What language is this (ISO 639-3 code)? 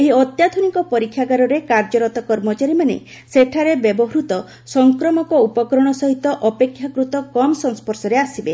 ori